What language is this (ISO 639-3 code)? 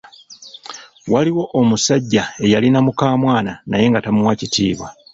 lug